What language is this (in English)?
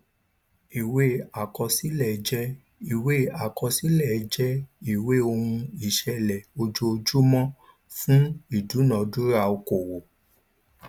Yoruba